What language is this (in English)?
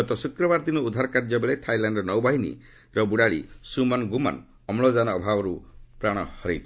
Odia